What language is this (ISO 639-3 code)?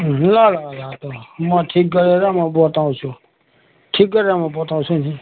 nep